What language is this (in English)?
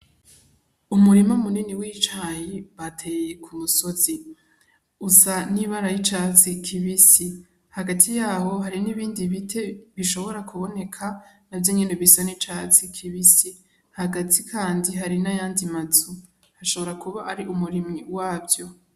Rundi